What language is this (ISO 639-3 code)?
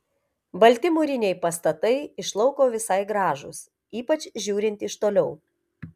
lit